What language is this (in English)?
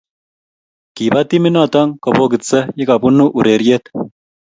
Kalenjin